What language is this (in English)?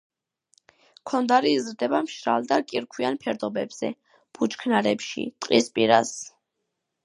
Georgian